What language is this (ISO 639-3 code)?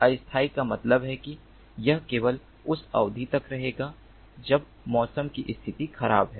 hin